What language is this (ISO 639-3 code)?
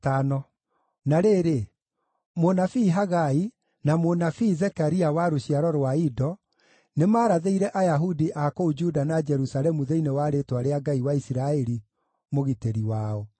kik